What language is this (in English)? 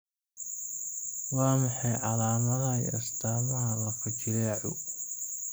Somali